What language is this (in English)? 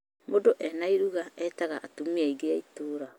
Kikuyu